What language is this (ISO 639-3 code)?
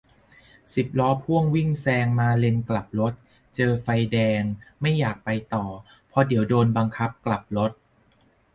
tha